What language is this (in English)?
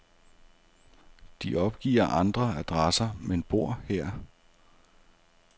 Danish